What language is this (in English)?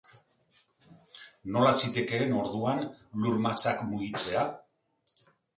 Basque